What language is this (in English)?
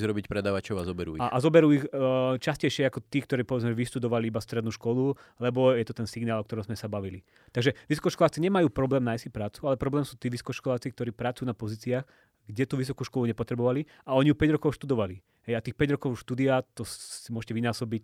Slovak